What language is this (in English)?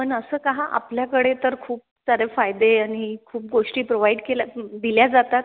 Marathi